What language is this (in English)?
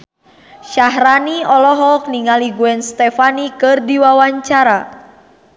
Sundanese